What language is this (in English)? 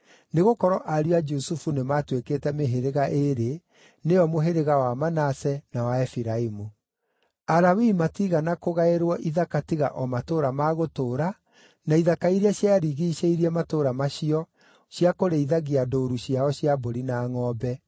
Kikuyu